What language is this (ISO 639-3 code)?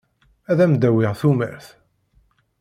kab